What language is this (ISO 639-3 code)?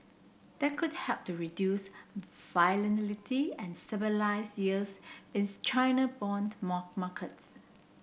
eng